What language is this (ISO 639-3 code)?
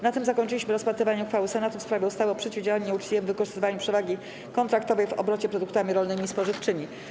pol